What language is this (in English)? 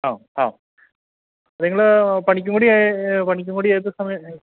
Malayalam